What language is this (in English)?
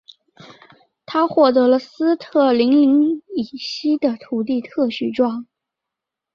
Chinese